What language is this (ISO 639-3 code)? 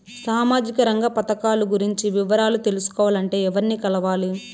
tel